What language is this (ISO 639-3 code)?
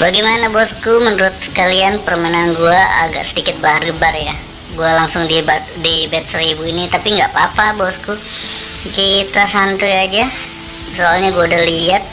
ind